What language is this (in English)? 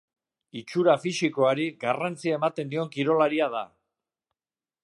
Basque